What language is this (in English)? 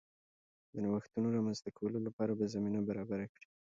Pashto